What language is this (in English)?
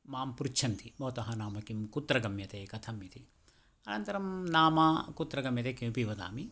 Sanskrit